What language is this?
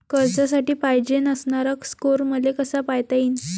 Marathi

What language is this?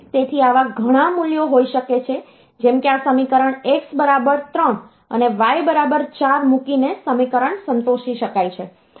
Gujarati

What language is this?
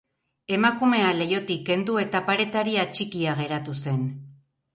Basque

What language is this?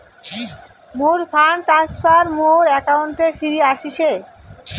Bangla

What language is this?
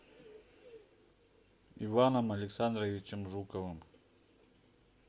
Russian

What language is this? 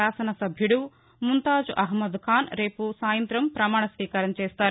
Telugu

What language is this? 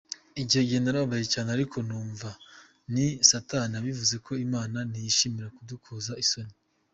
Kinyarwanda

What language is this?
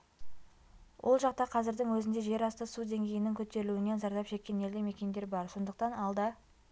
Kazakh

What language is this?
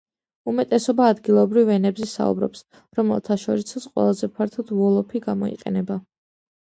Georgian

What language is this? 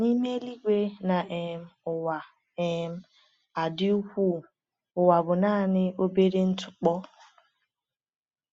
Igbo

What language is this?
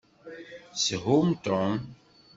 Kabyle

